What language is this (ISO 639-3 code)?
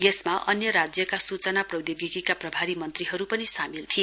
nep